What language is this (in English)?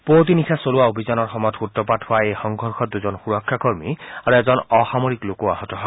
Assamese